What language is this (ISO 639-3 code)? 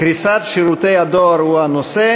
heb